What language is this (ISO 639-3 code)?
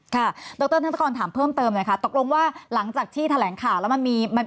tha